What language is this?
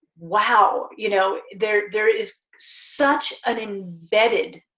English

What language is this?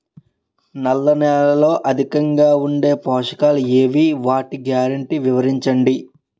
Telugu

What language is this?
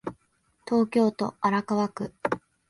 Japanese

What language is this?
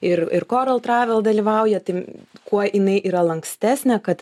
Lithuanian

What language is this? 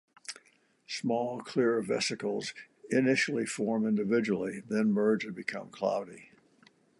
English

